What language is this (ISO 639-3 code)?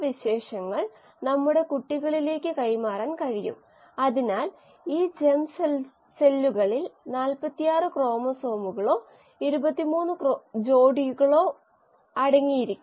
mal